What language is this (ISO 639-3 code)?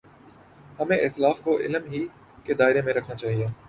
urd